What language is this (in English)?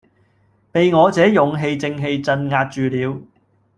Cantonese